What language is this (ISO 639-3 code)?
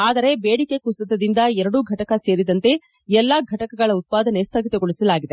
kan